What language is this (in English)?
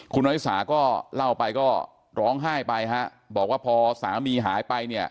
Thai